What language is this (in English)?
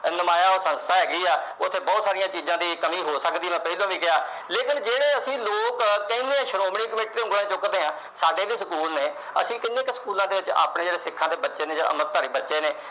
Punjabi